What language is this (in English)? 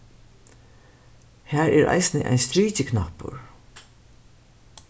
Faroese